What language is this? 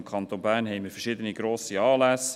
Swiss German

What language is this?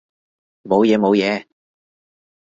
Cantonese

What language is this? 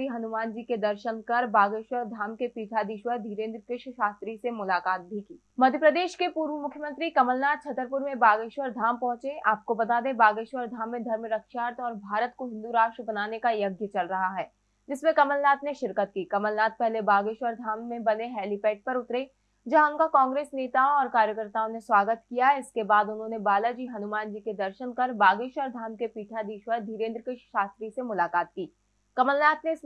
Hindi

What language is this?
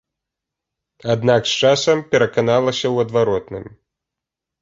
Belarusian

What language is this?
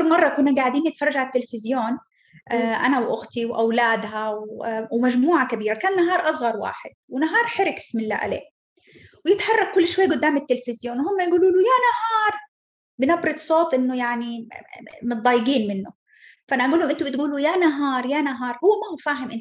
Arabic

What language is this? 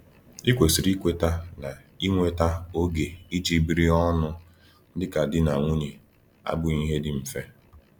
Igbo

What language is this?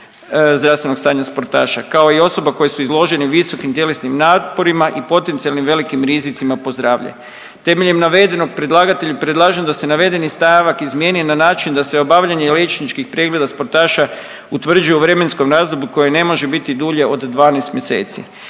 Croatian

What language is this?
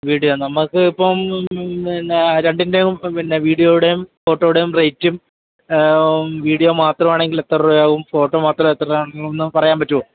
Malayalam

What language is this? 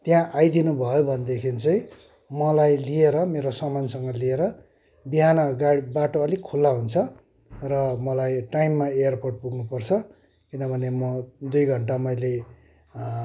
Nepali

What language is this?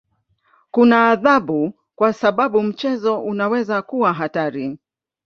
Swahili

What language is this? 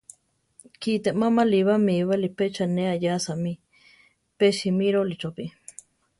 Central Tarahumara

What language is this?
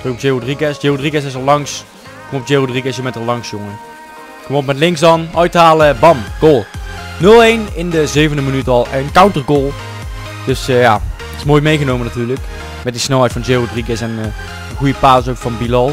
Dutch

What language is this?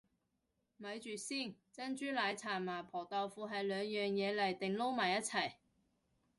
Cantonese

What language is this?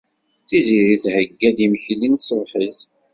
Kabyle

